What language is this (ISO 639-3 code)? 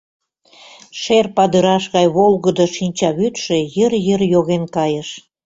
chm